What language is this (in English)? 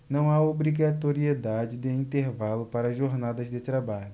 Portuguese